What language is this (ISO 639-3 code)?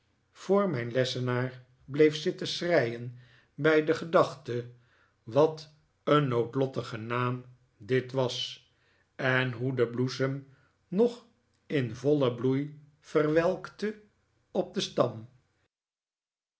nld